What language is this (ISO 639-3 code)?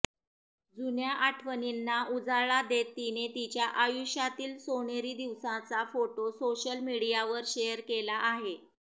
mar